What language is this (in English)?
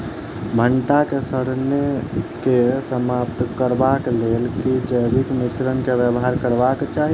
Maithili